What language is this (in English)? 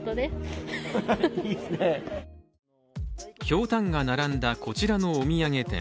Japanese